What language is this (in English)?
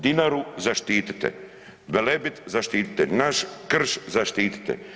Croatian